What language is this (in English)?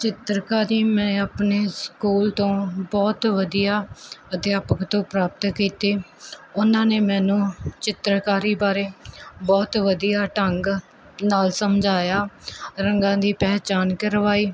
Punjabi